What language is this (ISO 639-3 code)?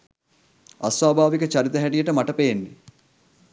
sin